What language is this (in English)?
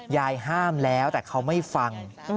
Thai